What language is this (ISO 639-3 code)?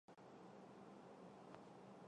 zho